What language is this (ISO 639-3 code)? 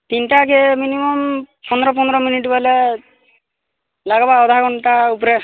ori